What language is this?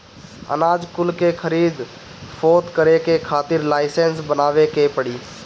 Bhojpuri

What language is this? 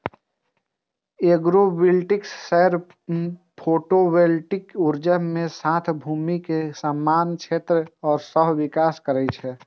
Maithili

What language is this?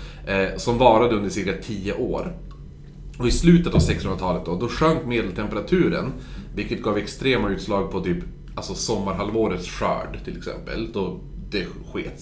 Swedish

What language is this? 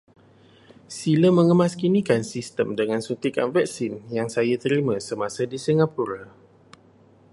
Malay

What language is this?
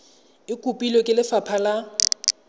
Tswana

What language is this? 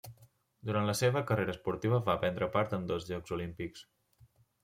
Catalan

